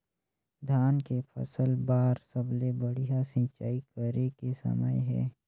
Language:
Chhattisgarhi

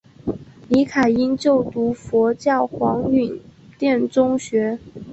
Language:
Chinese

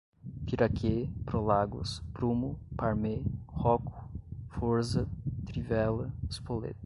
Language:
Portuguese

